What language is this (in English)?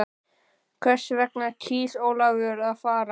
Icelandic